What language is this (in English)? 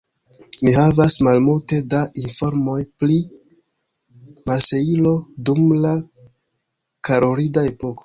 Esperanto